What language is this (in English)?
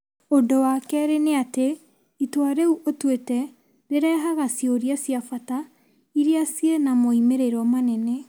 Kikuyu